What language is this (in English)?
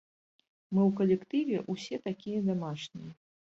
Belarusian